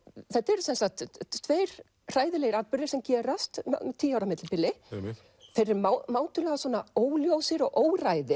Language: Icelandic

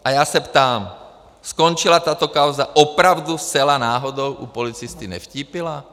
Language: Czech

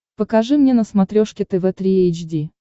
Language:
Russian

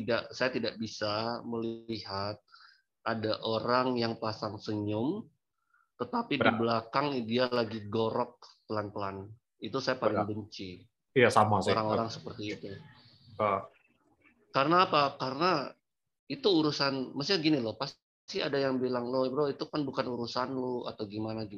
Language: Indonesian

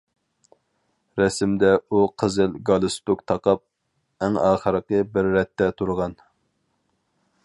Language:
Uyghur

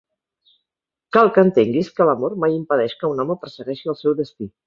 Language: Catalan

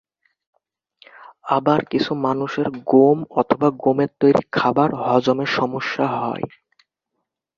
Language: Bangla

